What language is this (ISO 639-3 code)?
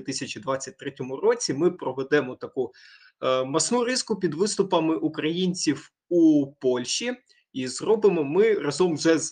ukr